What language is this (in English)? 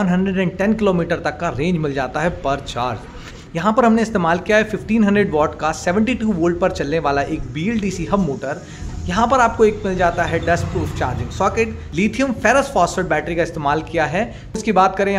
Hindi